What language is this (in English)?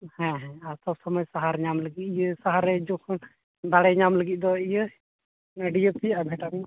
Santali